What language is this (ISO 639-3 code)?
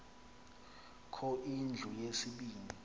xho